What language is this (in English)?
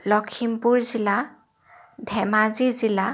Assamese